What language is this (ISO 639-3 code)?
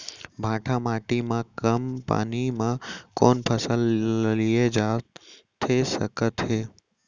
hne